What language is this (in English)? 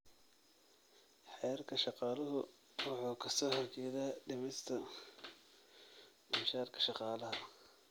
Somali